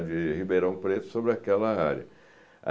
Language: Portuguese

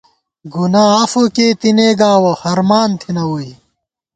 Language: Gawar-Bati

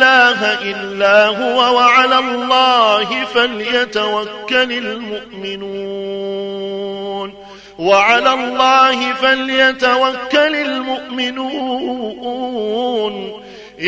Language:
Arabic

